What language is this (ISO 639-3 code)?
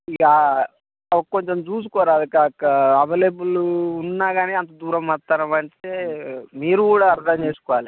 tel